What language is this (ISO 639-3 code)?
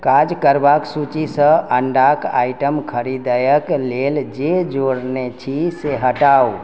mai